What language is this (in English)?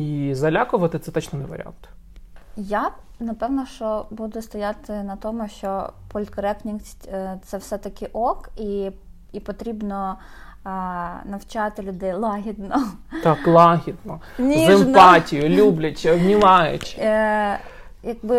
Ukrainian